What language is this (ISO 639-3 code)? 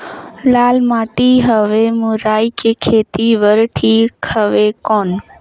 hne